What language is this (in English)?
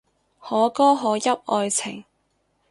Cantonese